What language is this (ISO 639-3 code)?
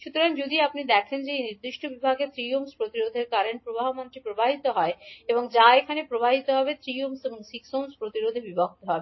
ben